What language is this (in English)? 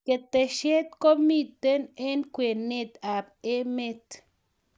Kalenjin